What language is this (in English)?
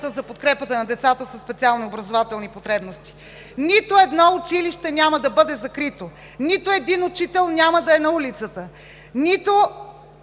Bulgarian